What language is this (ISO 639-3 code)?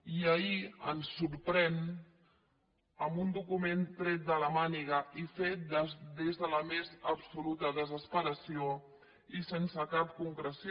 cat